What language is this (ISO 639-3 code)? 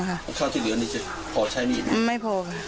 tha